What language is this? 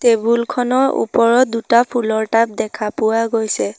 Assamese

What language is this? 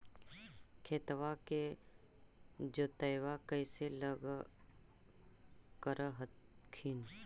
Magahi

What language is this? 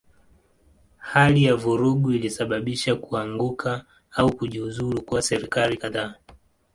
Swahili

